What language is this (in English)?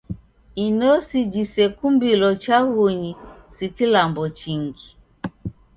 Taita